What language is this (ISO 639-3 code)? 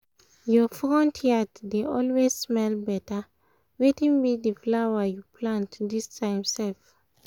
pcm